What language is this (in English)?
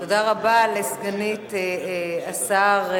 Hebrew